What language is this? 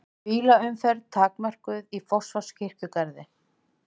Icelandic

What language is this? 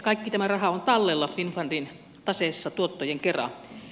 Finnish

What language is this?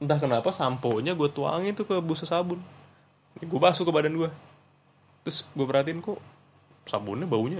Indonesian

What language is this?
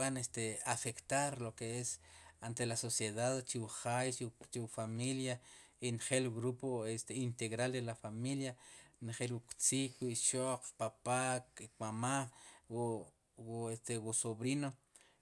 Sipacapense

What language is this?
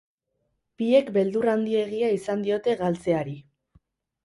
Basque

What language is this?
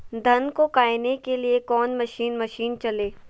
Magahi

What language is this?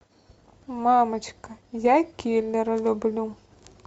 Russian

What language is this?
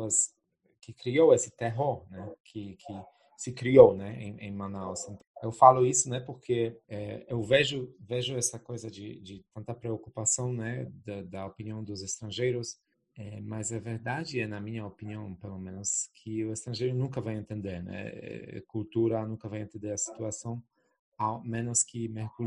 Portuguese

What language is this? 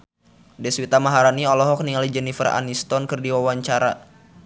Sundanese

